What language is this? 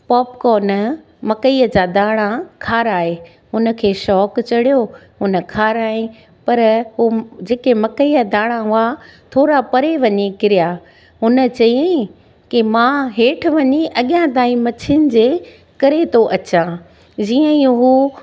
Sindhi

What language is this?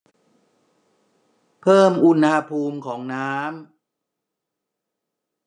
Thai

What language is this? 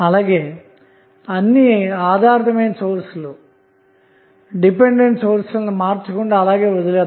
Telugu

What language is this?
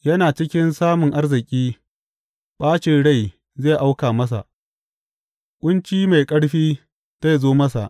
Hausa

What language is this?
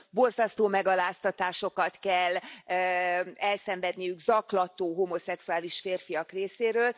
Hungarian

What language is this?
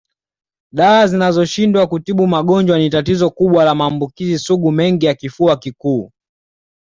Swahili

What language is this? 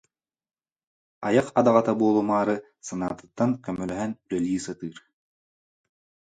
Yakut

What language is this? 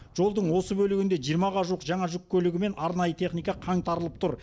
Kazakh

